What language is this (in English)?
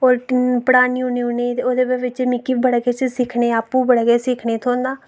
Dogri